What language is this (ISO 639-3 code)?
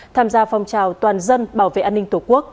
vie